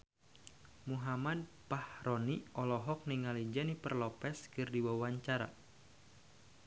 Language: Sundanese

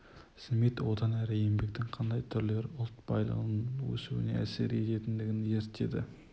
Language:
Kazakh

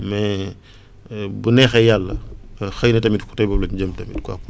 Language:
Wolof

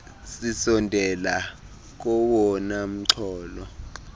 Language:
Xhosa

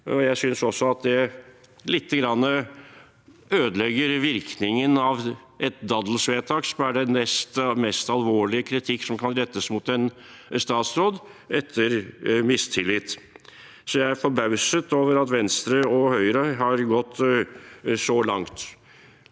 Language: Norwegian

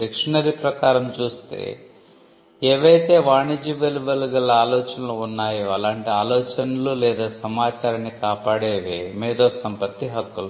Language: Telugu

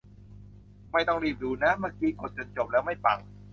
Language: Thai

